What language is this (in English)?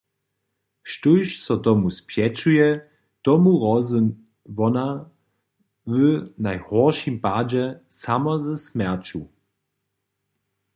Upper Sorbian